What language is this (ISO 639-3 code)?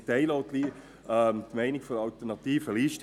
gsw